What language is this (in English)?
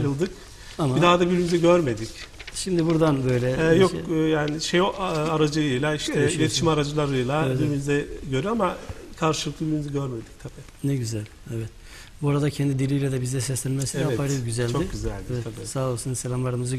Turkish